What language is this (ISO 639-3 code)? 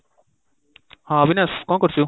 ori